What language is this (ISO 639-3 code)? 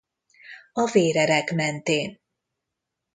hun